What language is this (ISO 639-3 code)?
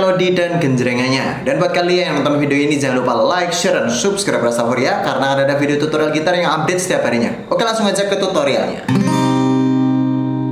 ind